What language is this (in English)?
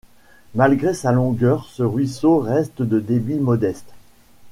French